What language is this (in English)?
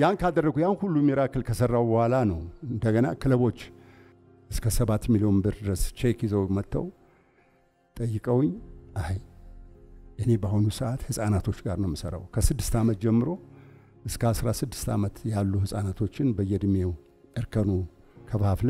Arabic